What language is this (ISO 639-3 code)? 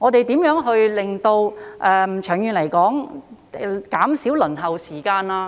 yue